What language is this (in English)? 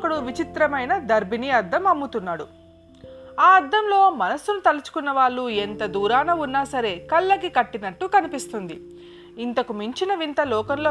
Telugu